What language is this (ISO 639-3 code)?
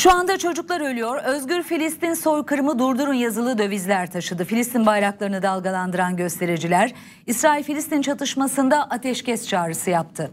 tur